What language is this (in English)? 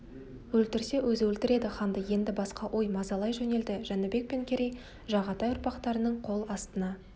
Kazakh